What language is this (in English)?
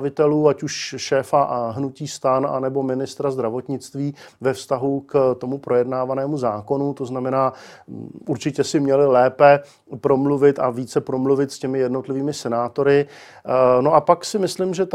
Czech